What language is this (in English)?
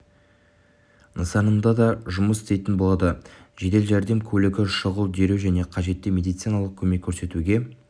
Kazakh